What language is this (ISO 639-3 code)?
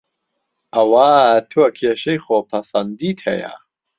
ckb